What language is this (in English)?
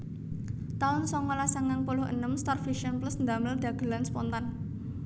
Javanese